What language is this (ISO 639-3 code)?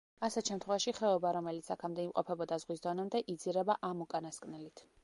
kat